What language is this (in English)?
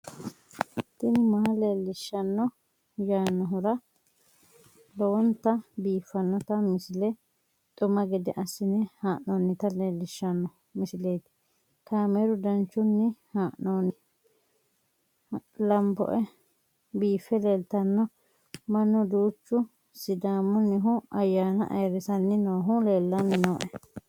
Sidamo